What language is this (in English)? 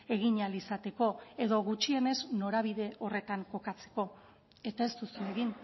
Basque